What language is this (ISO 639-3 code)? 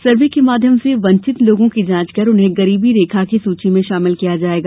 hin